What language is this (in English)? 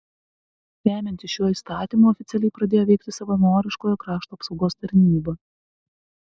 Lithuanian